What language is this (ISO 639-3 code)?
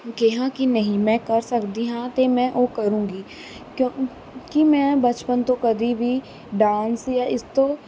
pan